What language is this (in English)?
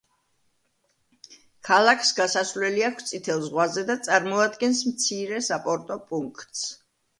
Georgian